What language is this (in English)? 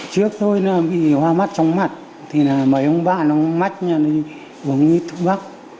Vietnamese